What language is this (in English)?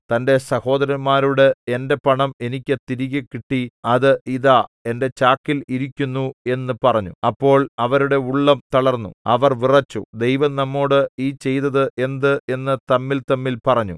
Malayalam